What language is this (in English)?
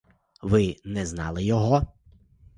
Ukrainian